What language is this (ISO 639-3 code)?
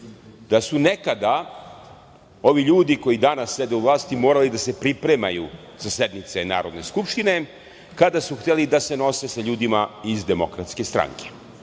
srp